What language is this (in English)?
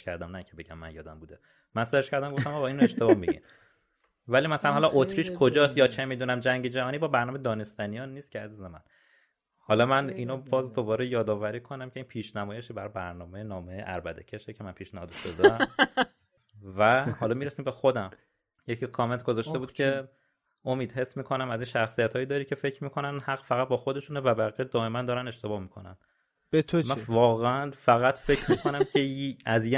Persian